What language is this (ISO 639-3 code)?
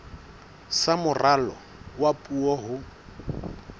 sot